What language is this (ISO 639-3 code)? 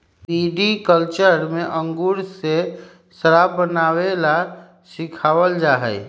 mag